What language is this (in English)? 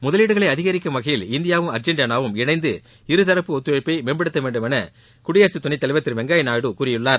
Tamil